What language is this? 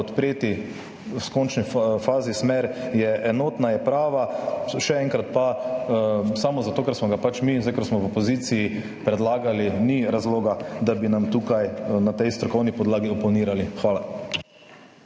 Slovenian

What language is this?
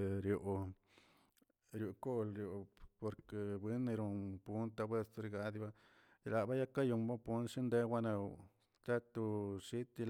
Tilquiapan Zapotec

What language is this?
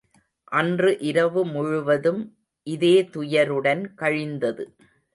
Tamil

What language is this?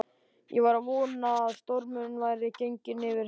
Icelandic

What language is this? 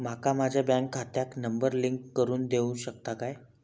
Marathi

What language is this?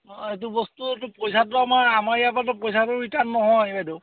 Assamese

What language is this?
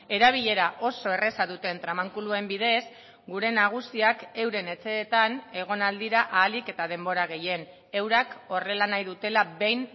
Basque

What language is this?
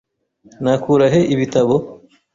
Kinyarwanda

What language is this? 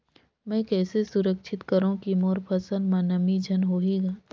Chhattisgarhi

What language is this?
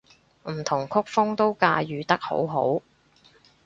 Cantonese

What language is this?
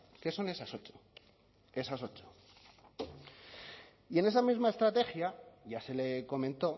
Spanish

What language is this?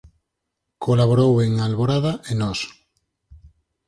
Galician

